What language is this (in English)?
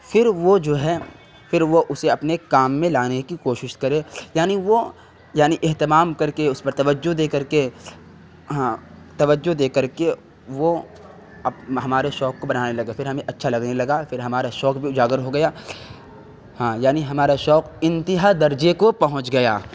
Urdu